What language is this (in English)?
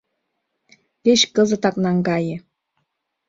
Mari